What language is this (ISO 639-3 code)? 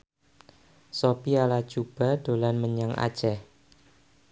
jav